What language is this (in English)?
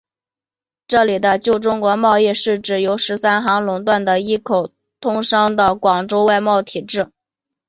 Chinese